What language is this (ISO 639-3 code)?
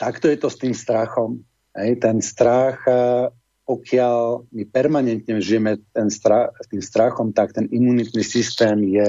slk